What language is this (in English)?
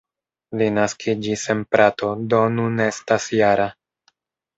Esperanto